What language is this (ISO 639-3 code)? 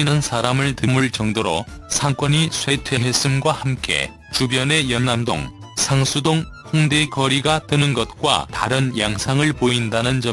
kor